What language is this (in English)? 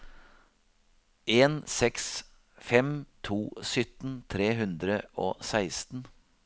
Norwegian